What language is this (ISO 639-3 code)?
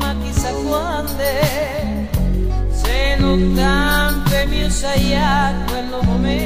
ron